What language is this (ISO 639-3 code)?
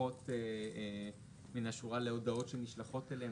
heb